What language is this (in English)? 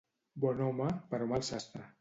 Catalan